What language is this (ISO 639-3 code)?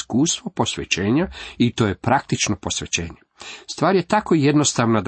hrv